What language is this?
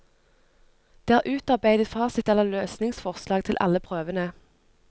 Norwegian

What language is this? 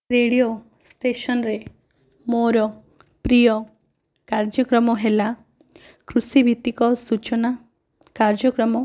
Odia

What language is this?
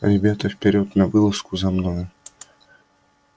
Russian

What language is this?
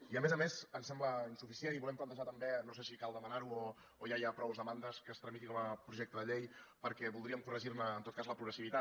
Catalan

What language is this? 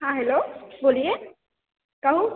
Maithili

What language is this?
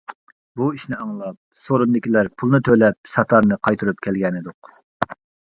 Uyghur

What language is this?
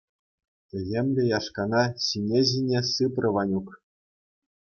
Chuvash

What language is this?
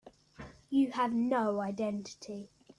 English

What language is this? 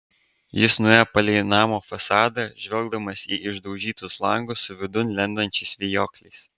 Lithuanian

